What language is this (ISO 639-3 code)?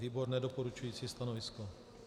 ces